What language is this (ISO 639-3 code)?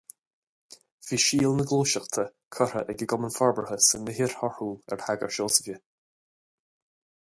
gle